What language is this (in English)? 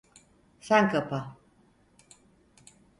Turkish